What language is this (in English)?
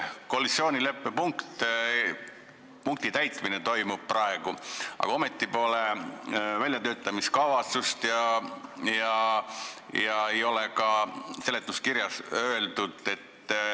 Estonian